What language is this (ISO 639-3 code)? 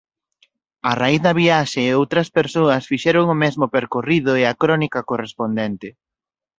glg